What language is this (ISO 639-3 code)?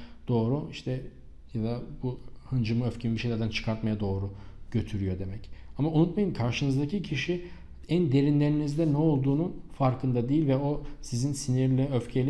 tur